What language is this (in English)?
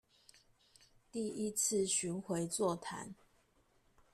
Chinese